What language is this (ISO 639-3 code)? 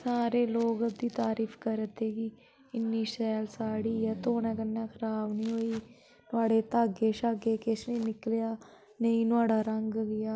doi